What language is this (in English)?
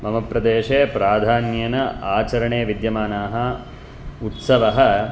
Sanskrit